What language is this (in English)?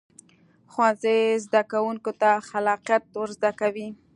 Pashto